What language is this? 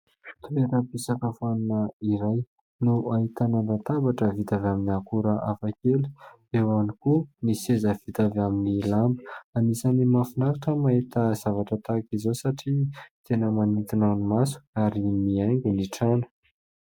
Malagasy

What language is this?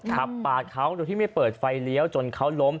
Thai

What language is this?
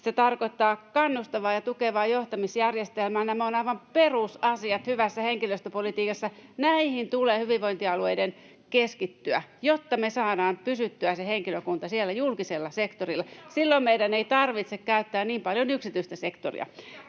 Finnish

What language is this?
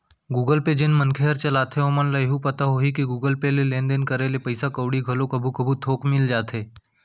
Chhattisgarhi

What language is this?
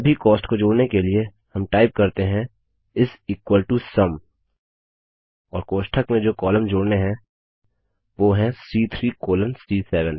Hindi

